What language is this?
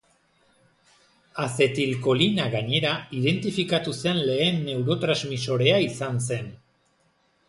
Basque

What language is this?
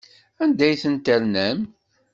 Kabyle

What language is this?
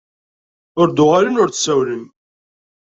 Kabyle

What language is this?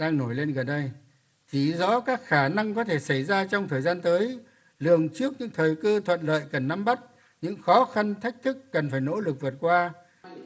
Vietnamese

